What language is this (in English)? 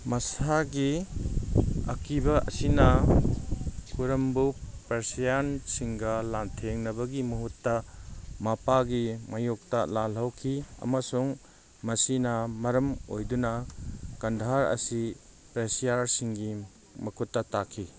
Manipuri